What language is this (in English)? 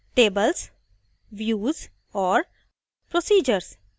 Hindi